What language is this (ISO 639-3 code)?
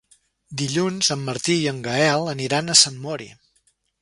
cat